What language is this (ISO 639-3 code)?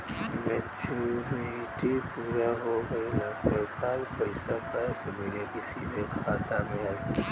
bho